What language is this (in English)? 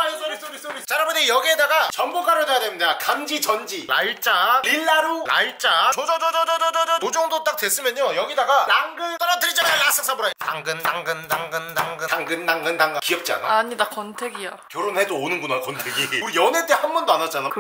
Korean